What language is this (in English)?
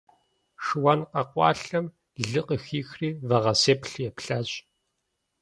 Kabardian